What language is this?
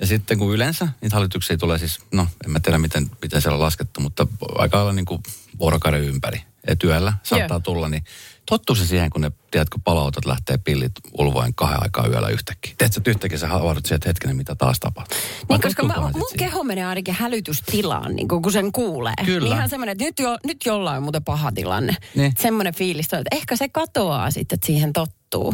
Finnish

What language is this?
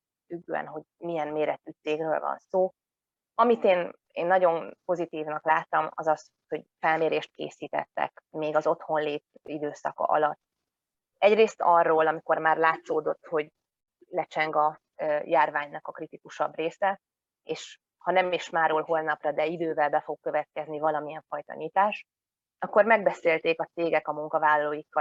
Hungarian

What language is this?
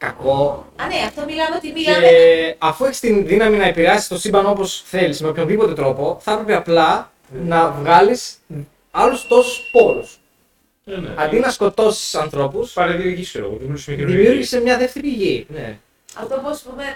Greek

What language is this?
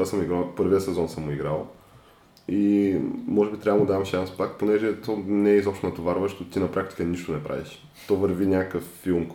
Bulgarian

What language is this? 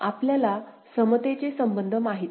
Marathi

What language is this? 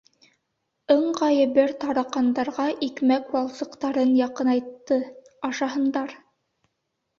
Bashkir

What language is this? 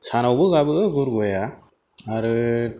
Bodo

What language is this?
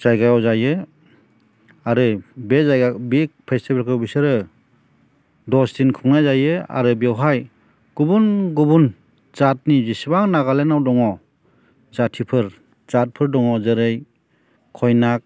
Bodo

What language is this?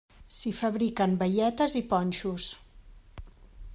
Catalan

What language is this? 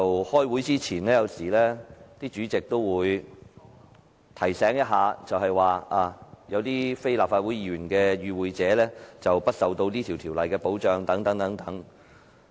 Cantonese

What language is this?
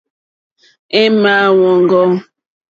Mokpwe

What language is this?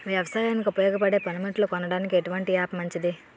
Telugu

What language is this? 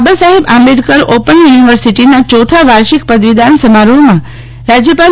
Gujarati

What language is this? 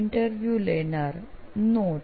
Gujarati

